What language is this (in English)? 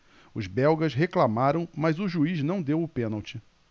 Portuguese